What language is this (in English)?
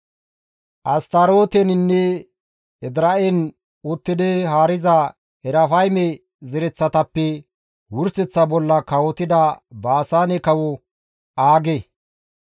Gamo